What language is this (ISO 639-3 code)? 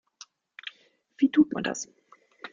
deu